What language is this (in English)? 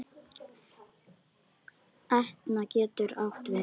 Icelandic